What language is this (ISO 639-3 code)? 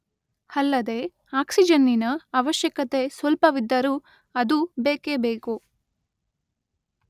kan